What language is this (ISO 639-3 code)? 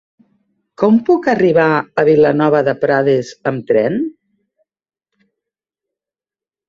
cat